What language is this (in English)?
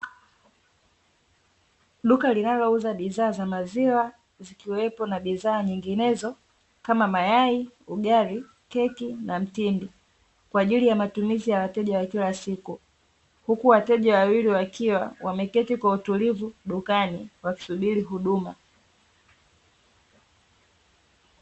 Swahili